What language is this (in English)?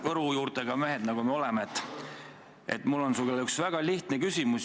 Estonian